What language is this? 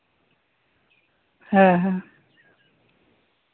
Santali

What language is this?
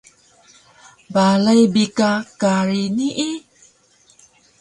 Taroko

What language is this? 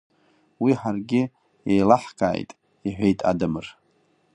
Abkhazian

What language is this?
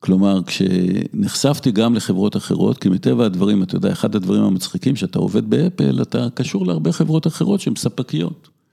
Hebrew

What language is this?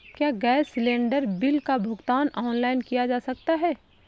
Hindi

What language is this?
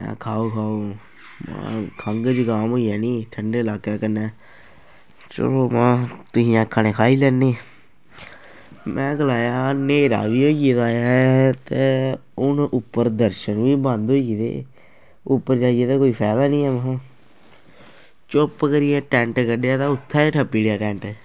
Dogri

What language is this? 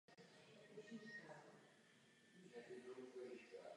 Czech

